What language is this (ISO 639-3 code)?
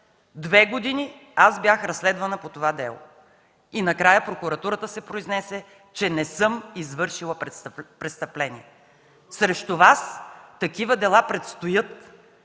bul